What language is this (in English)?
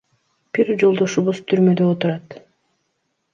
Kyrgyz